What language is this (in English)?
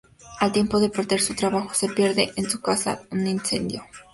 Spanish